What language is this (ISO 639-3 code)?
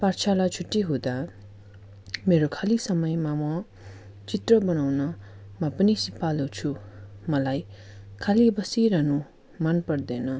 nep